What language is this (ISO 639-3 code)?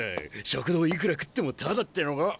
jpn